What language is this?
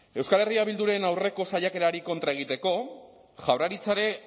Basque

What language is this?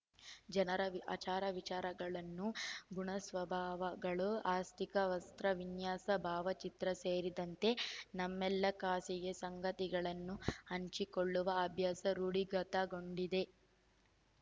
Kannada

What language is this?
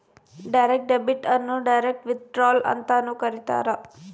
Kannada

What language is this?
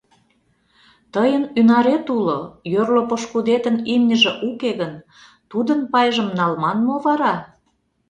Mari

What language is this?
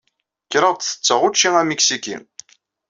Kabyle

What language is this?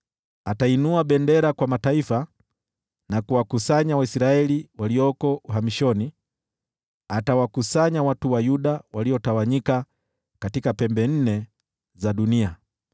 Swahili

